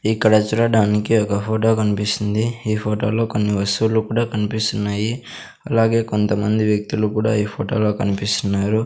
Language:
Telugu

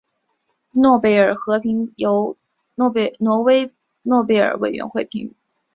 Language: Chinese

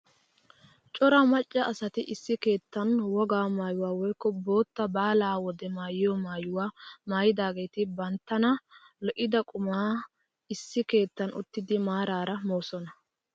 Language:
Wolaytta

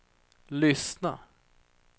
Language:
Swedish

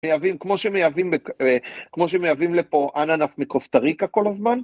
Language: Hebrew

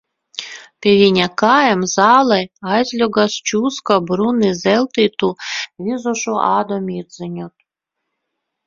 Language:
Latvian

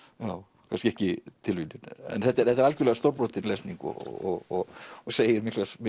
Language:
Icelandic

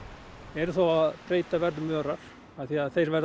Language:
Icelandic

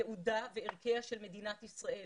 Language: Hebrew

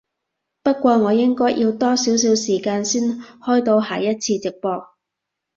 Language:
Cantonese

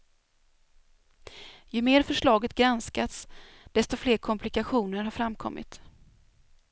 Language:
Swedish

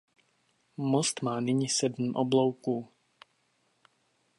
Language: Czech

